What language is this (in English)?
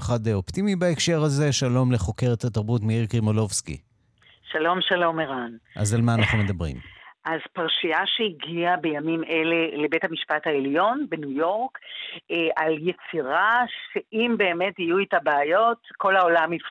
Hebrew